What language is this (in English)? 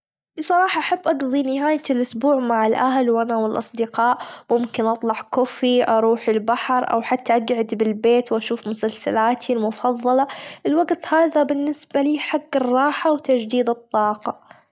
Gulf Arabic